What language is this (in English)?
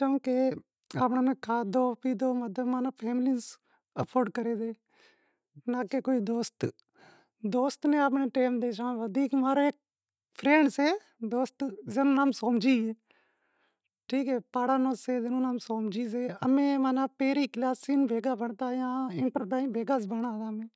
Wadiyara Koli